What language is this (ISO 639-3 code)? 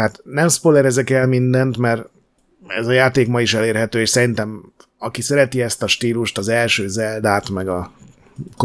hun